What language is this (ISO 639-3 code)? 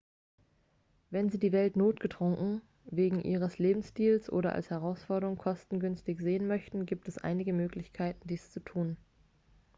deu